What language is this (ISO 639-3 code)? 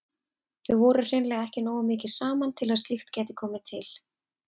isl